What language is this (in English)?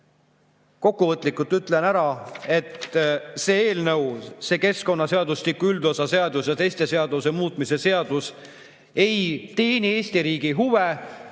Estonian